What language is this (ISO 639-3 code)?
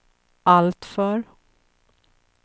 swe